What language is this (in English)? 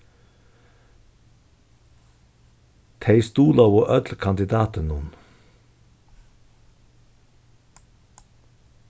Faroese